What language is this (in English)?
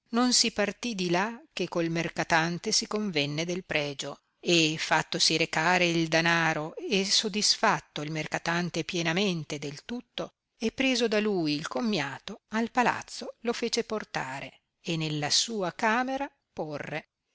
Italian